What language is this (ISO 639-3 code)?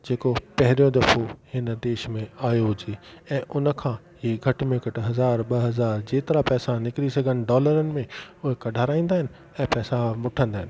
snd